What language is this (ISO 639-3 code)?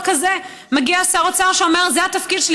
heb